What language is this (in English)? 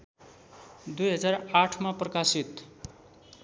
Nepali